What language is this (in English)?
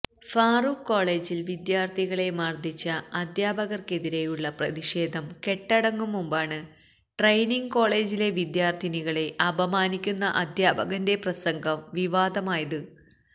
Malayalam